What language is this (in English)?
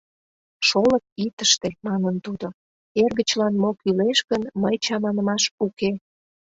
Mari